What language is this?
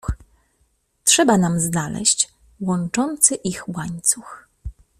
Polish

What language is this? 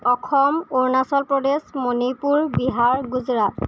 Assamese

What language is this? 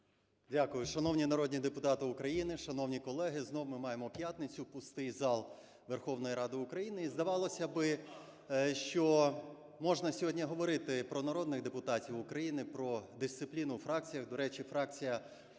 Ukrainian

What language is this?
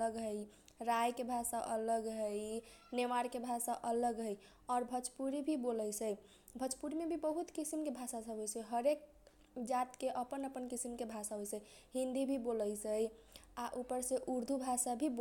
Kochila Tharu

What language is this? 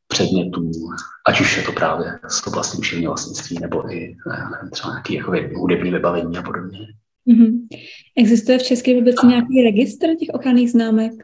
Czech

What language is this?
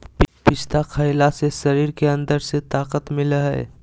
Magahi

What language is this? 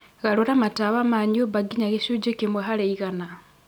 Kikuyu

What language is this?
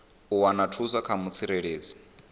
Venda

